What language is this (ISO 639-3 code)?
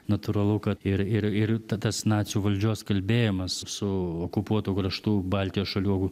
lit